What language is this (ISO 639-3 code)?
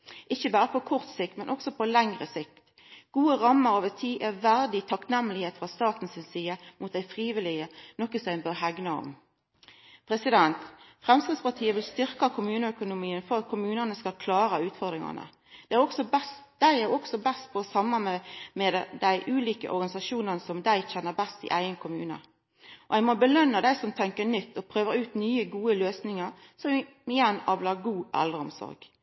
nno